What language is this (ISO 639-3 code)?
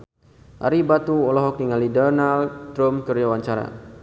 sun